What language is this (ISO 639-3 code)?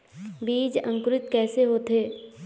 hne